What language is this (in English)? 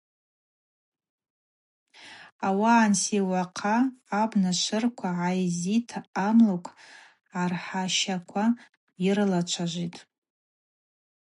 Abaza